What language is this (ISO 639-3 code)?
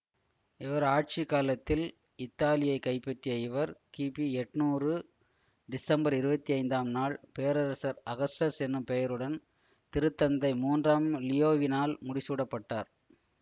tam